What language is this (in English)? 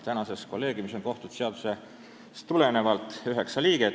Estonian